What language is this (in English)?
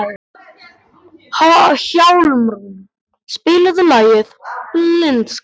Icelandic